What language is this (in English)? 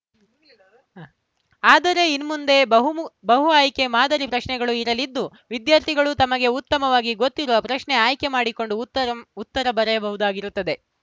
Kannada